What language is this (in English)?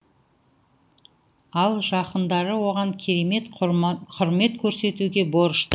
Kazakh